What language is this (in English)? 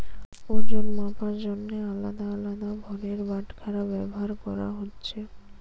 Bangla